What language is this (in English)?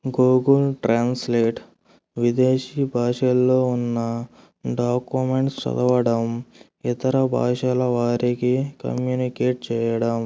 Telugu